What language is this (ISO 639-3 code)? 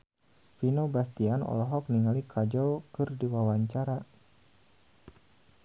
sun